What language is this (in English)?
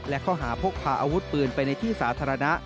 Thai